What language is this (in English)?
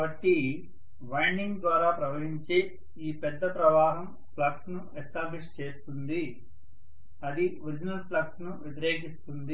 Telugu